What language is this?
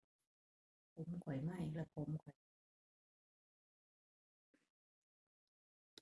Thai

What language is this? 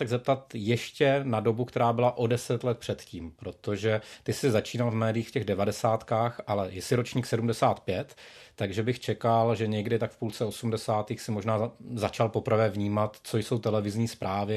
Czech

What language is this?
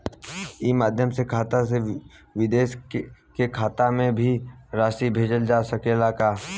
Bhojpuri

